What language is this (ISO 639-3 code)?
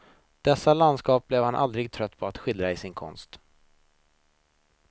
swe